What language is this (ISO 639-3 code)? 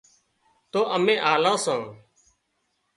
kxp